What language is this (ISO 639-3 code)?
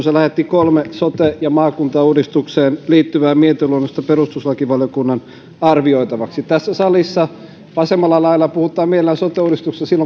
fin